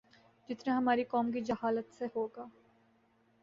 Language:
Urdu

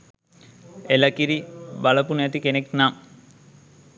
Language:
Sinhala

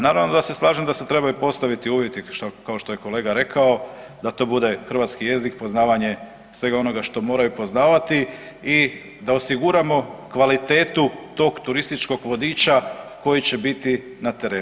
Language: Croatian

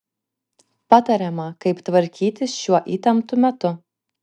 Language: Lithuanian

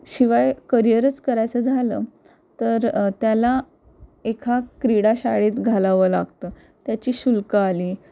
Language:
Marathi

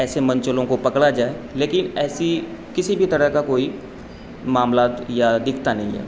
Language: Urdu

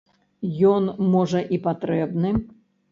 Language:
Belarusian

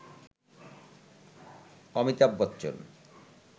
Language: Bangla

